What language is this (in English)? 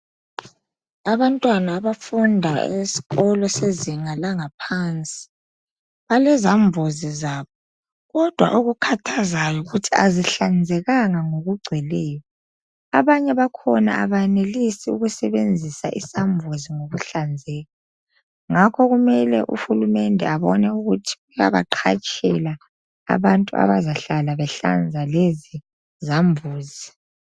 North Ndebele